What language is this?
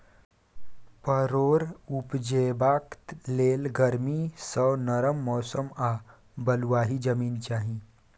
Maithili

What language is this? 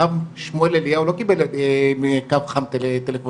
Hebrew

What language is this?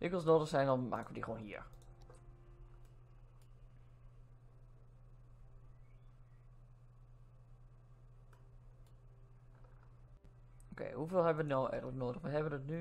Dutch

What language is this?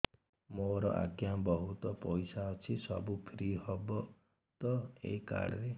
Odia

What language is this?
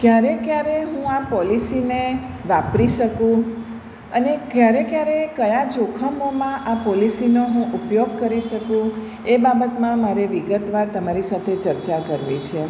Gujarati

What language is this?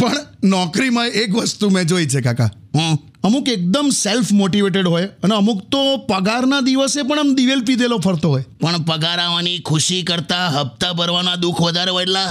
Gujarati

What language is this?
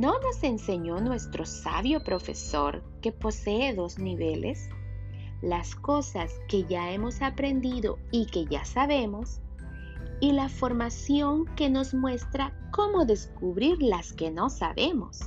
Spanish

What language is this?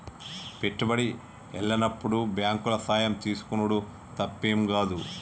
Telugu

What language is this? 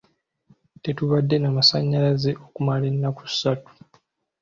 Ganda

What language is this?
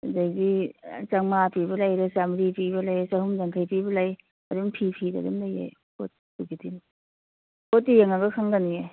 Manipuri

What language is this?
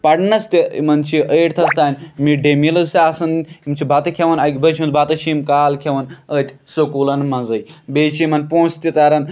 Kashmiri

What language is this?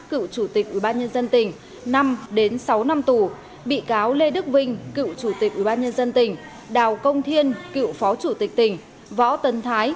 Vietnamese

